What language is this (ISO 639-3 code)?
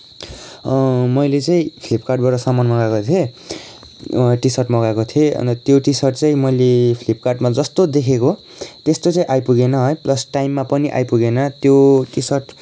nep